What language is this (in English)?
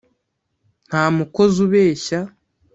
Kinyarwanda